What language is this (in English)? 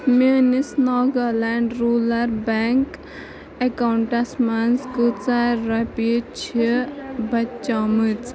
Kashmiri